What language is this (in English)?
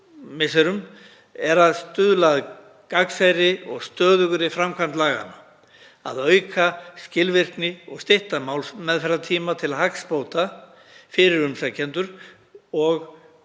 Icelandic